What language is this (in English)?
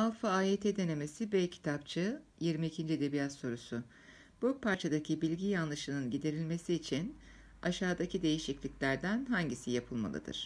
Turkish